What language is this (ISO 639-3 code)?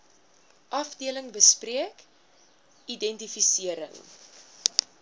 afr